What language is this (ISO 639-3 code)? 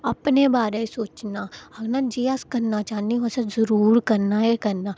doi